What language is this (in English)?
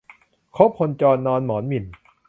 Thai